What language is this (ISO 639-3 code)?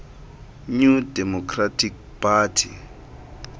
xho